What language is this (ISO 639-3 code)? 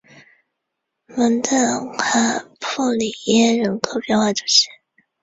zho